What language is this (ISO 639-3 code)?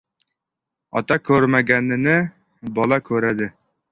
uzb